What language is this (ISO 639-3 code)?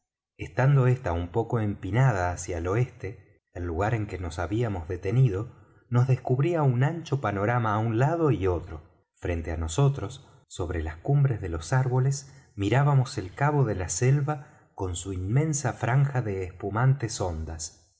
spa